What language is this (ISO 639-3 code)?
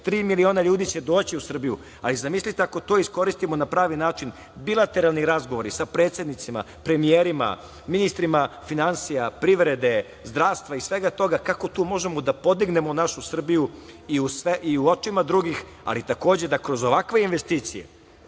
srp